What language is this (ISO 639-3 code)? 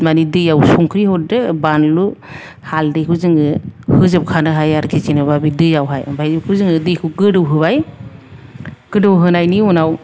brx